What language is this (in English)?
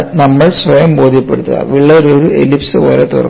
Malayalam